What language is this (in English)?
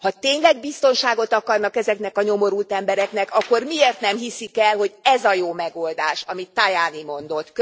Hungarian